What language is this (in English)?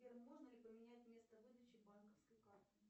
Russian